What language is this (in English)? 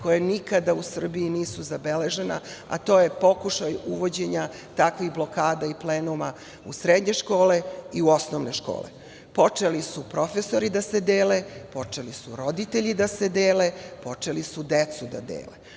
Serbian